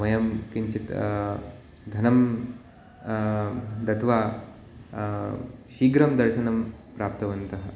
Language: Sanskrit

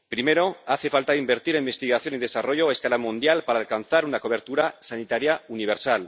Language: Spanish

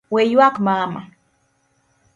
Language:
Luo (Kenya and Tanzania)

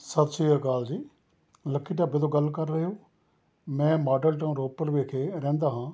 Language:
Punjabi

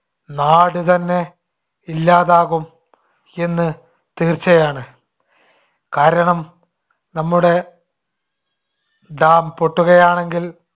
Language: Malayalam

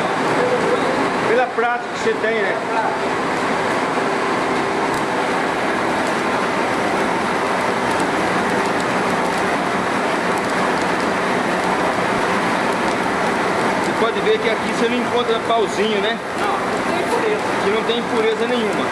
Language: Portuguese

